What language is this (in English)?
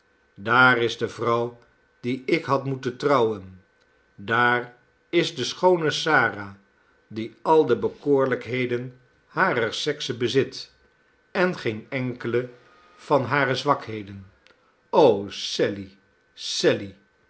Dutch